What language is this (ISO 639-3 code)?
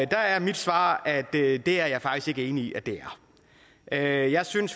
dan